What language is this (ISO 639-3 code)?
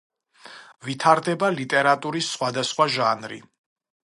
kat